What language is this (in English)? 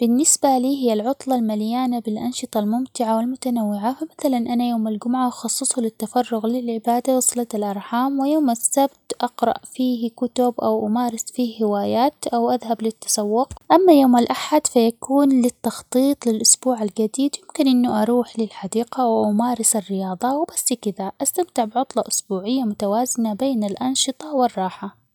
Omani Arabic